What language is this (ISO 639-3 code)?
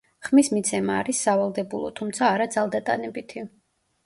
kat